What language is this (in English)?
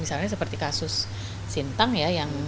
Indonesian